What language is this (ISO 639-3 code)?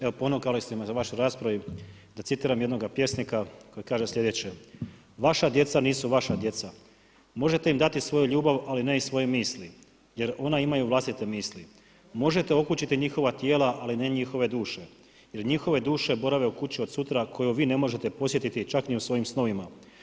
hrv